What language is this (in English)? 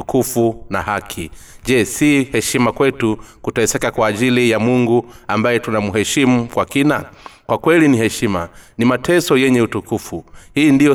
Swahili